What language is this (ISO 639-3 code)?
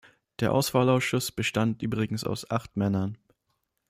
deu